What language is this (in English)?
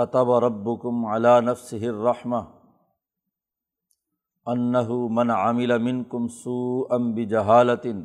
Urdu